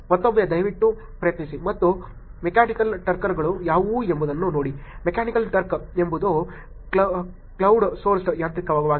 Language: Kannada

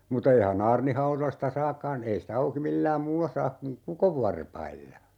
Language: Finnish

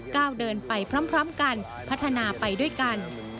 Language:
Thai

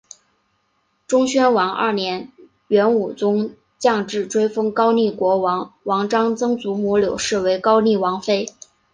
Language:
Chinese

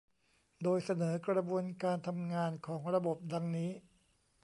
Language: Thai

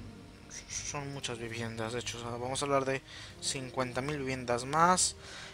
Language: Spanish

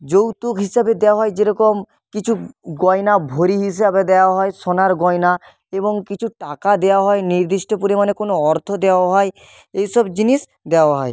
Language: Bangla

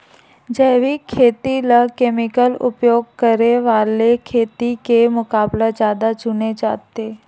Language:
Chhattisgarhi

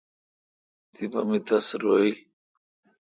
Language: Kalkoti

